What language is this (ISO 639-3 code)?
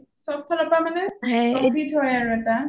asm